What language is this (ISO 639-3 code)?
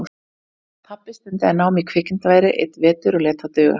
isl